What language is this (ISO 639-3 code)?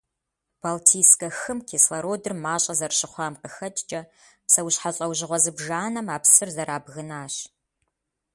kbd